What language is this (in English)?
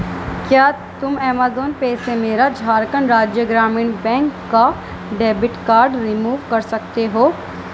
Urdu